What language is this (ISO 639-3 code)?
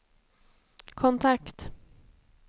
swe